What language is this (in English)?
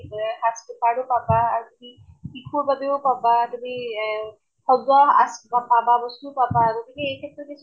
Assamese